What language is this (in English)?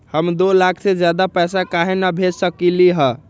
Magahi